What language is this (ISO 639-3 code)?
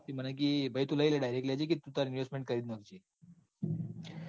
guj